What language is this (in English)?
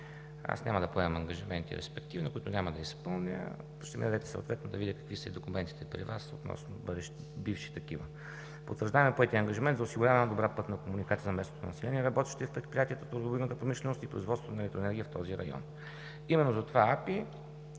Bulgarian